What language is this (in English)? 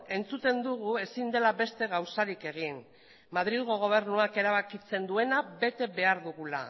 Basque